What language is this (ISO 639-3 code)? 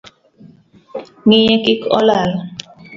luo